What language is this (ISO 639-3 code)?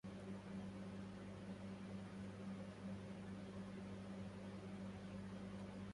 ara